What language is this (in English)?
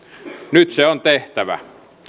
Finnish